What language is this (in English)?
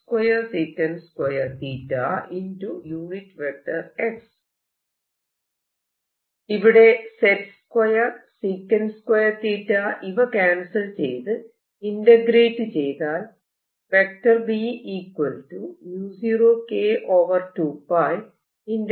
Malayalam